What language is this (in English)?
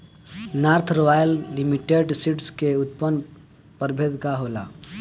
Bhojpuri